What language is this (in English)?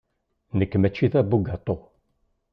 Kabyle